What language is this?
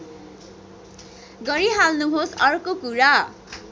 Nepali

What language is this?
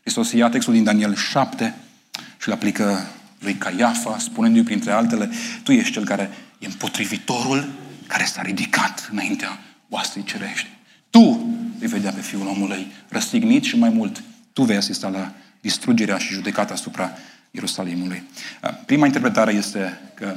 Romanian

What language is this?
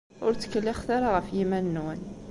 Kabyle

